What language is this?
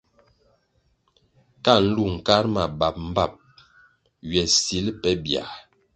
Kwasio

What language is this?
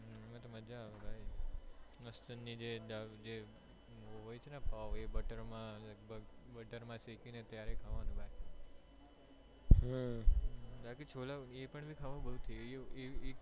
Gujarati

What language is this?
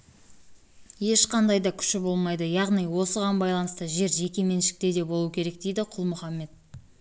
Kazakh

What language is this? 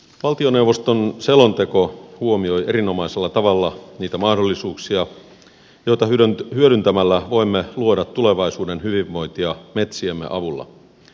Finnish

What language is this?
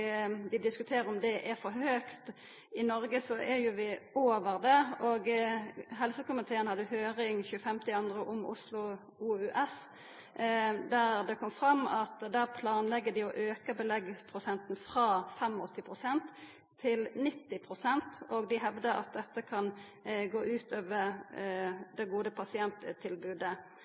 Norwegian Nynorsk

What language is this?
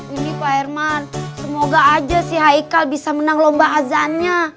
Indonesian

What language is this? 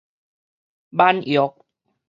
Min Nan Chinese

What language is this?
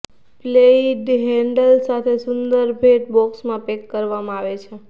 Gujarati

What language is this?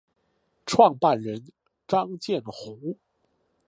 Chinese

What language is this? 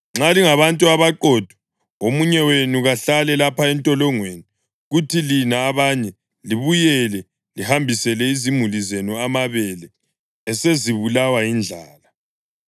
North Ndebele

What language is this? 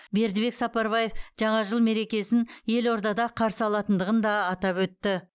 Kazakh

